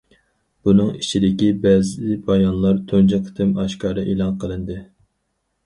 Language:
Uyghur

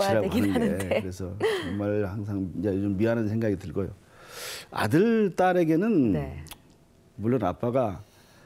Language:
Korean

